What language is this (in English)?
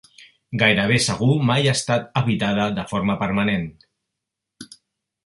Catalan